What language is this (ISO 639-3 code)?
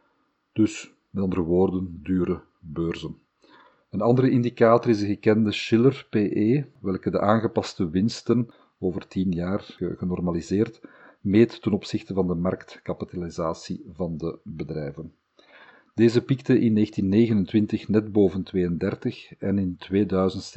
nld